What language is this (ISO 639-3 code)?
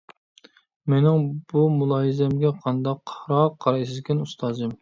uig